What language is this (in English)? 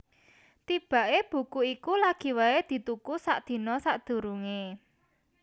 Javanese